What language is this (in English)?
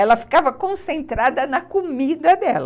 Portuguese